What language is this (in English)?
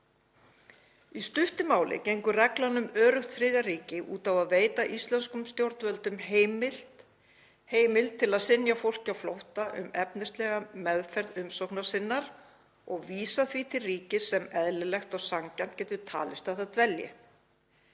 Icelandic